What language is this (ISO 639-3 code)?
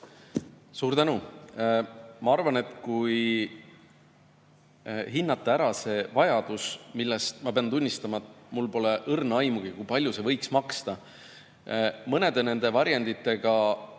est